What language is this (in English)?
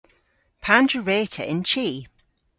Cornish